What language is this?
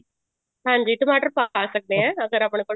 Punjabi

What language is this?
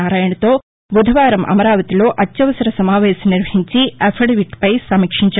Telugu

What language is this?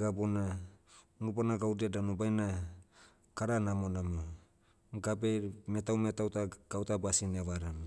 Motu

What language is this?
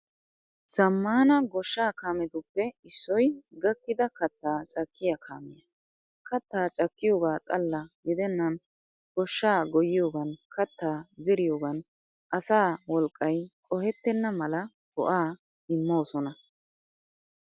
Wolaytta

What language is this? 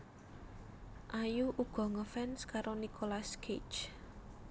Javanese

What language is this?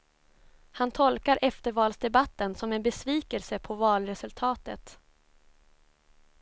Swedish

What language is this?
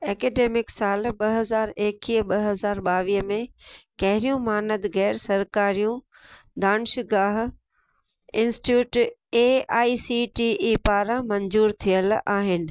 Sindhi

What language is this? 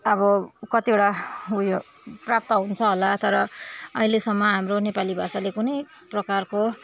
Nepali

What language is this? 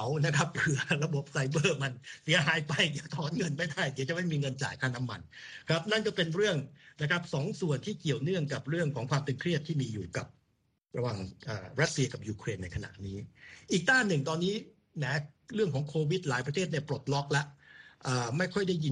Thai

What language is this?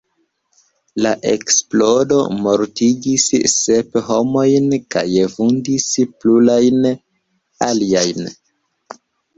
Esperanto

